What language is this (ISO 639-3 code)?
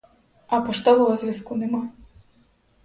ukr